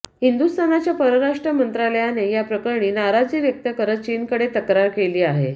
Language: Marathi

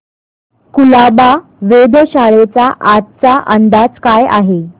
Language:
Marathi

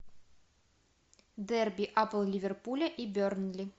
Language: Russian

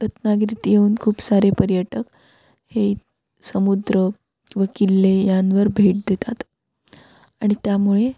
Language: Marathi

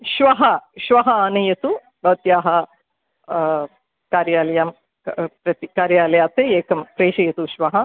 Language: Sanskrit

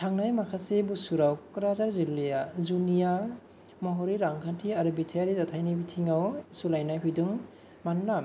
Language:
Bodo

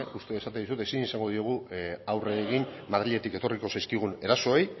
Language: Basque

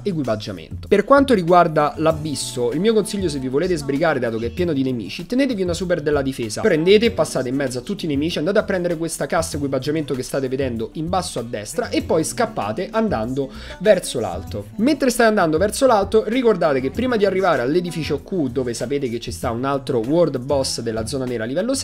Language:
Italian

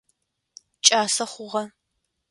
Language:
Adyghe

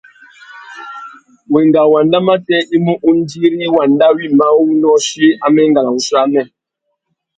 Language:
Tuki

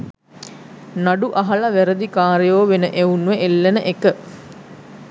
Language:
Sinhala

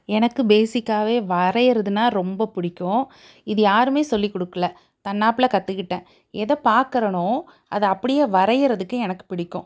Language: Tamil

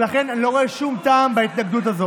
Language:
Hebrew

